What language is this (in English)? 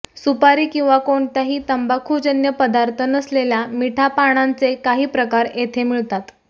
Marathi